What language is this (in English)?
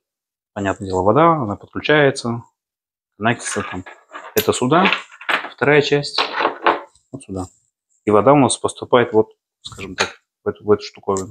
Russian